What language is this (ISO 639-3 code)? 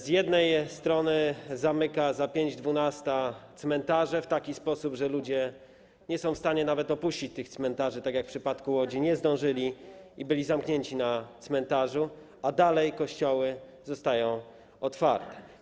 pol